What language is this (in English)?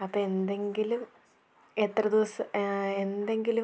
Malayalam